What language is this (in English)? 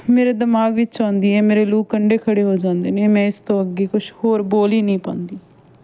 Punjabi